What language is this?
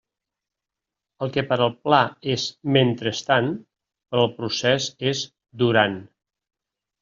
Catalan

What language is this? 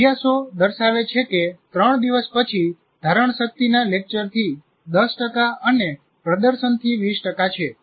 Gujarati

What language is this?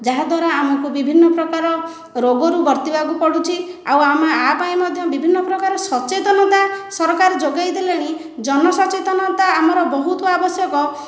Odia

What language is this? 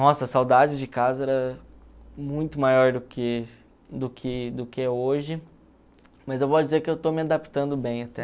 Portuguese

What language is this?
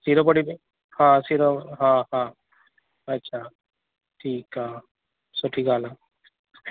Sindhi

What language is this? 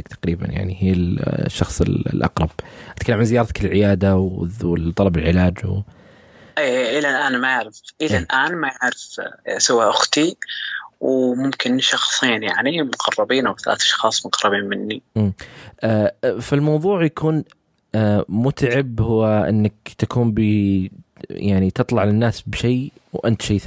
Arabic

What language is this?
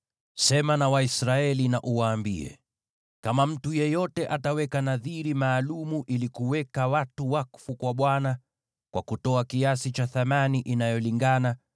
Swahili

